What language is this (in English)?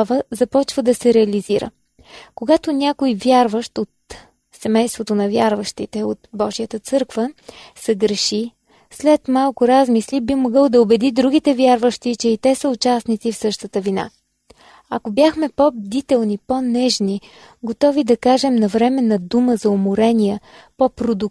Bulgarian